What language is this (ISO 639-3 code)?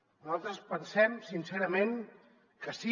cat